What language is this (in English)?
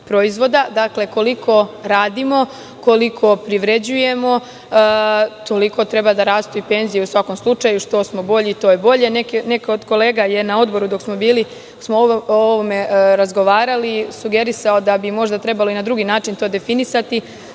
Serbian